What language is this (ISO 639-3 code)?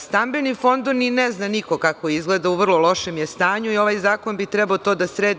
srp